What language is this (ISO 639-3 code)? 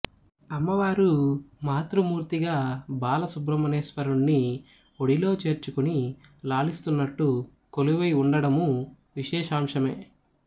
tel